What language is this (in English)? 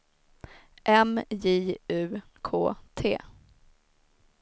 Swedish